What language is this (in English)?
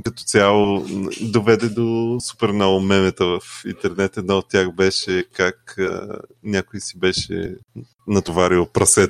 Bulgarian